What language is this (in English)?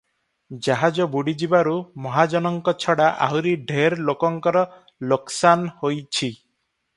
Odia